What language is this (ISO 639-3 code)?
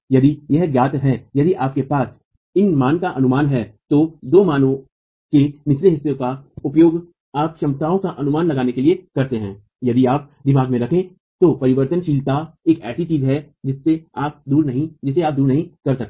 hin